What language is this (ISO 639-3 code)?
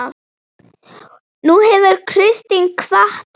isl